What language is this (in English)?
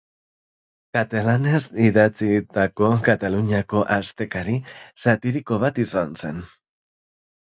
Basque